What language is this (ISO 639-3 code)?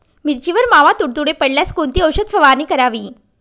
mar